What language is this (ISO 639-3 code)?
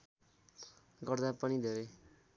nep